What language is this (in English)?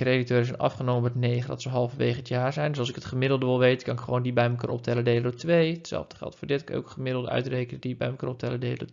Dutch